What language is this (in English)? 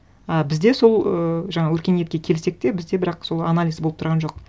Kazakh